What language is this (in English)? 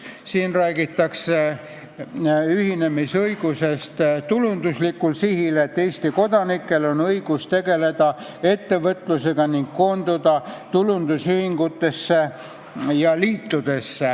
Estonian